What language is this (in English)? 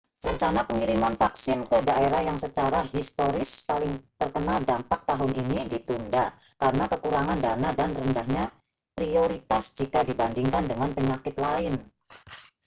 Indonesian